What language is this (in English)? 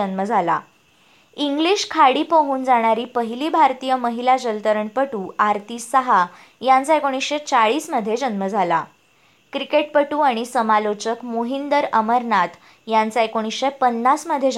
Marathi